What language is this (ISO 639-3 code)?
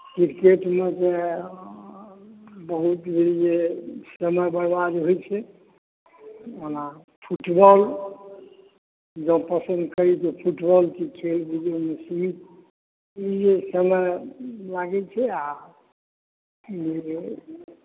mai